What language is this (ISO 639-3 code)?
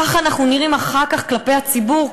heb